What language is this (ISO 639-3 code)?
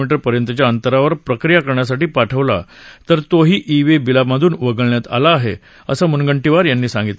mar